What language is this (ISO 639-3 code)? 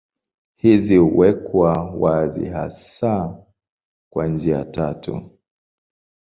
swa